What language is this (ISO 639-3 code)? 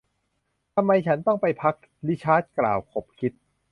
tha